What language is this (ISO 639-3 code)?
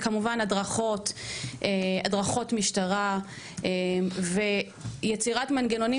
heb